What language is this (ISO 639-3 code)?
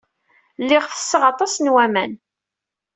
kab